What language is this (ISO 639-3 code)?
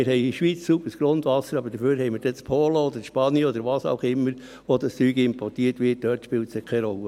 gsw